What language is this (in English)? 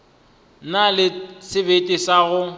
Northern Sotho